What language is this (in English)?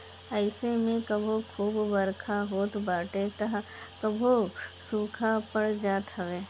Bhojpuri